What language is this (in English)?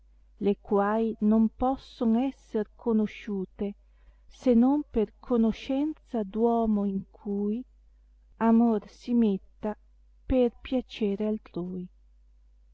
Italian